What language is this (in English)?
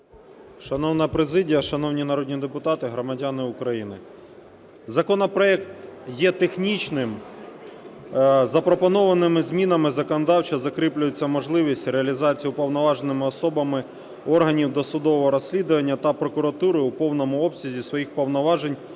Ukrainian